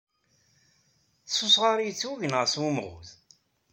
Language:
Kabyle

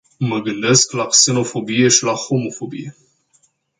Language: Romanian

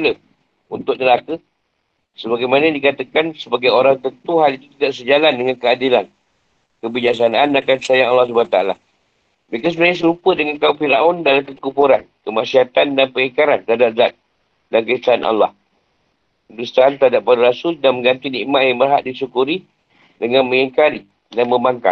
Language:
Malay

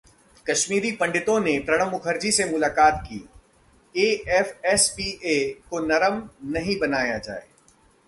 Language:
Hindi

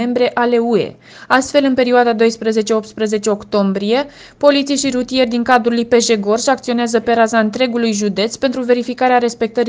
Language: Romanian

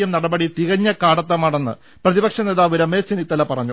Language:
Malayalam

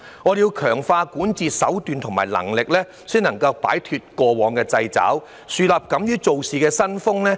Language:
Cantonese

